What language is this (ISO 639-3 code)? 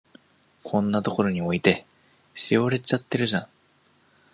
jpn